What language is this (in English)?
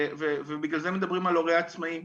Hebrew